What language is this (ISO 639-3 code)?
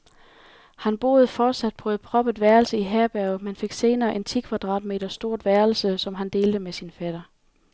dan